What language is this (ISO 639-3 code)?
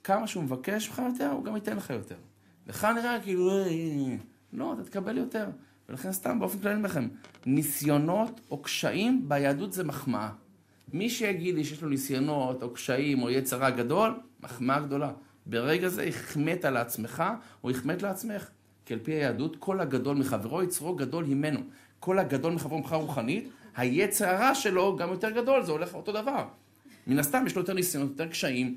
heb